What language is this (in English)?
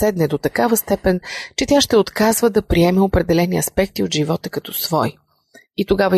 Bulgarian